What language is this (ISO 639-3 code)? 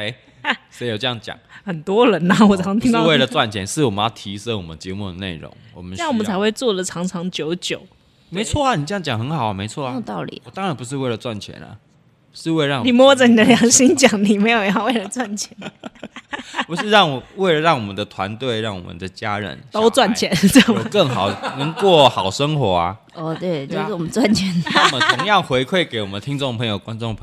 zho